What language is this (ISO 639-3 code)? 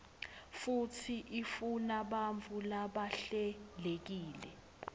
ssw